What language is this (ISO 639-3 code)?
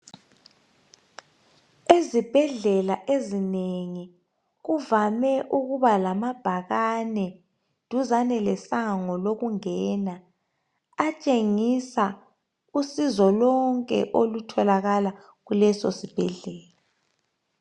nde